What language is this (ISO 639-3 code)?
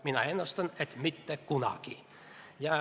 est